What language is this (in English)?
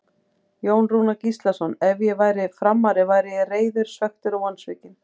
Icelandic